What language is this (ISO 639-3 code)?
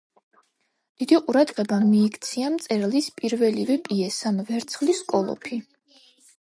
kat